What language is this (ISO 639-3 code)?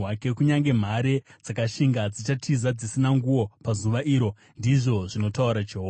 sna